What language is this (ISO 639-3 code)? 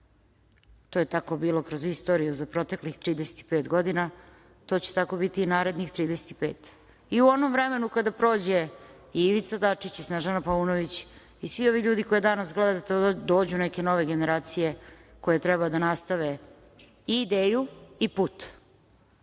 srp